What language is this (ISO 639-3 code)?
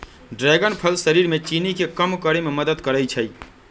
mag